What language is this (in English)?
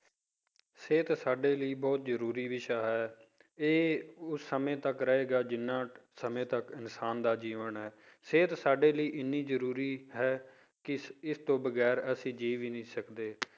Punjabi